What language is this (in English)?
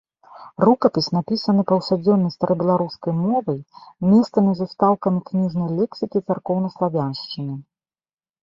Belarusian